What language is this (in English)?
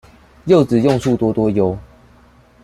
Chinese